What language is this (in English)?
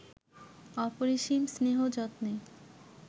Bangla